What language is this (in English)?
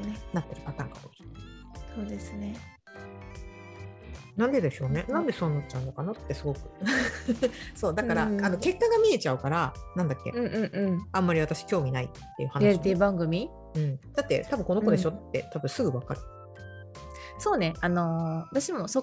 Japanese